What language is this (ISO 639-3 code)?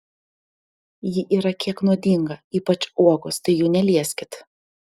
lit